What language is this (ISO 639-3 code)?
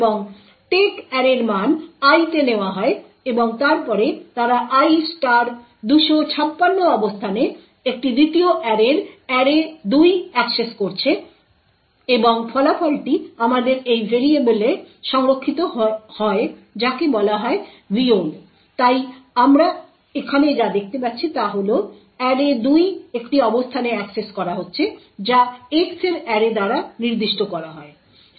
ben